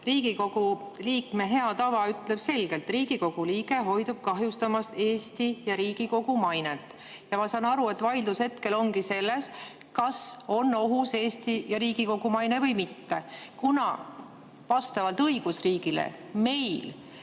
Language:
Estonian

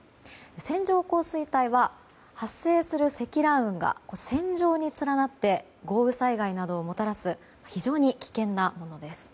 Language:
Japanese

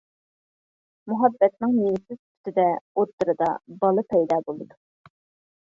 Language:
Uyghur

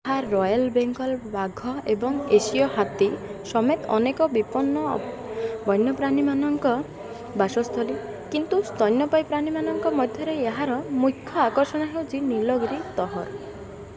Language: Odia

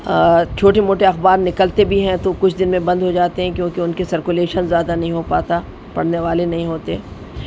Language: Urdu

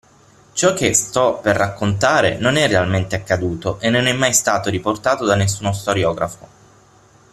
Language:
Italian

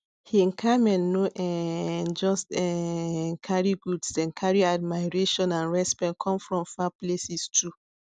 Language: Nigerian Pidgin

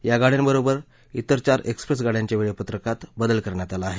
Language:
Marathi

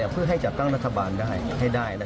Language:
Thai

